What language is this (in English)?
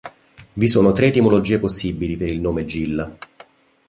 Italian